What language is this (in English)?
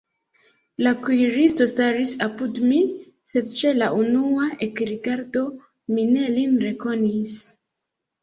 Esperanto